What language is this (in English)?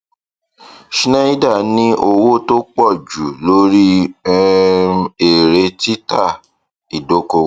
Yoruba